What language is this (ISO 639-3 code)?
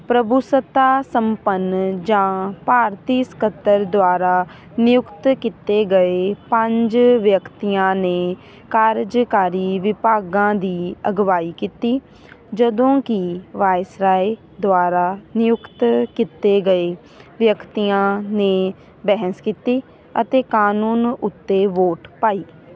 pan